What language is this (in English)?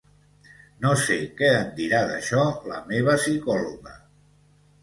Catalan